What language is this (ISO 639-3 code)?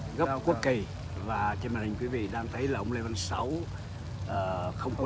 vie